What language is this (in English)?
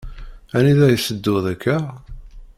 Kabyle